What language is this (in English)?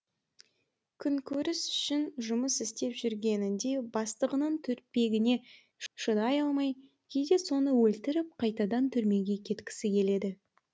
Kazakh